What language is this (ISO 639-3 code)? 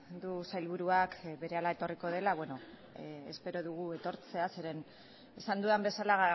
eus